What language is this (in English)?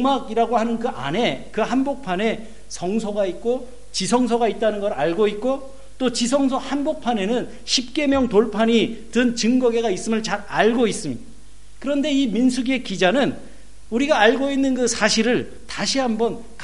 Korean